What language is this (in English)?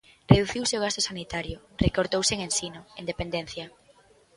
Galician